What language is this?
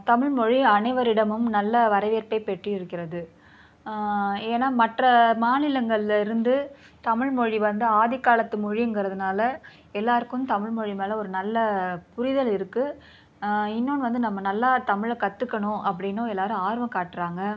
Tamil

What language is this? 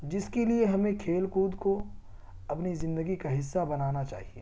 Urdu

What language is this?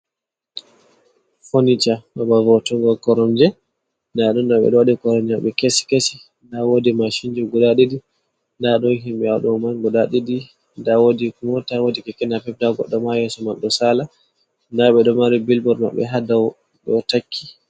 Fula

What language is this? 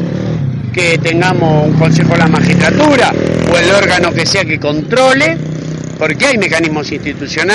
Spanish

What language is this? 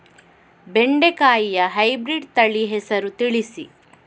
Kannada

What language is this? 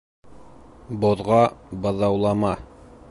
Bashkir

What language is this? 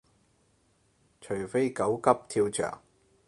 Cantonese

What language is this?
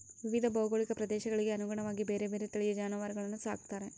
Kannada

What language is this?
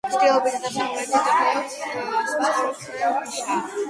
Georgian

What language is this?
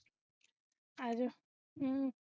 Punjabi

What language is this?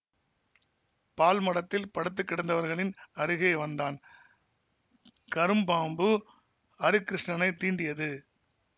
Tamil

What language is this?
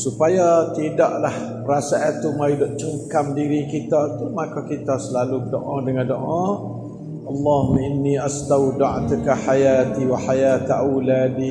Malay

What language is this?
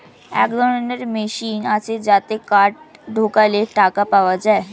Bangla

